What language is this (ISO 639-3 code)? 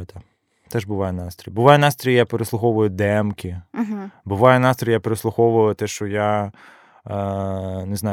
ukr